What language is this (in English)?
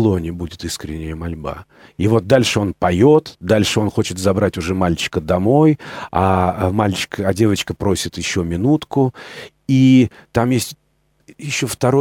Russian